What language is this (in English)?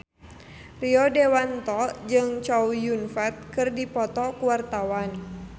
Sundanese